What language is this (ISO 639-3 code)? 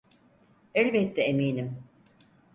tur